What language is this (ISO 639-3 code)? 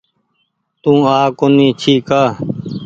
gig